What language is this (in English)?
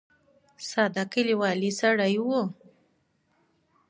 Pashto